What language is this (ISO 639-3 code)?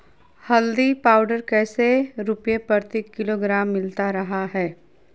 mag